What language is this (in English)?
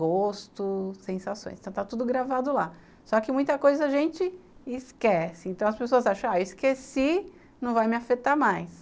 Portuguese